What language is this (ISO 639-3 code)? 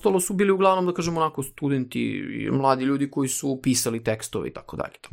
hrv